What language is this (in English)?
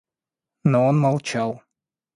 Russian